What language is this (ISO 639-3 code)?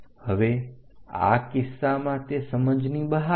guj